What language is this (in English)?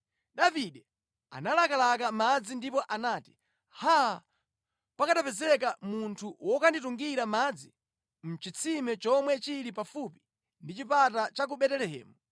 Nyanja